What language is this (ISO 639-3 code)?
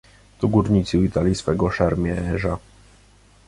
pol